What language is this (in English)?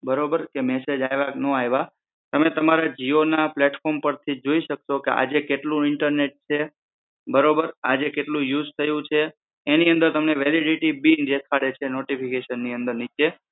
Gujarati